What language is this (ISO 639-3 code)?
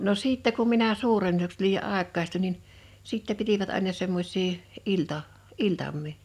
fin